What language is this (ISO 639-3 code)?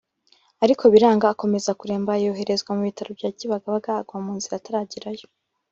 kin